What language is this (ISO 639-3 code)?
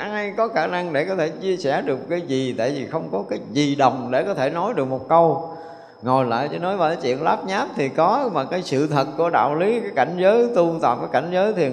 vie